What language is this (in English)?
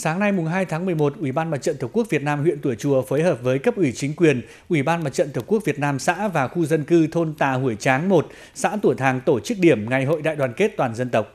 Vietnamese